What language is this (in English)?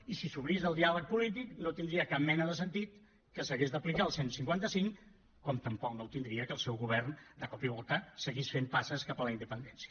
Catalan